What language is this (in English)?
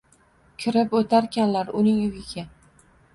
Uzbek